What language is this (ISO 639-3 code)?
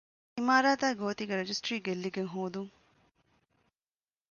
div